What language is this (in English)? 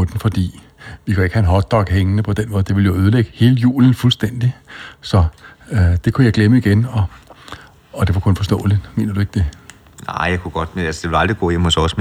Danish